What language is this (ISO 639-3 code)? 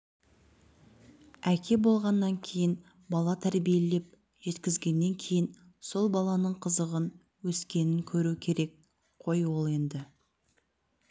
kaz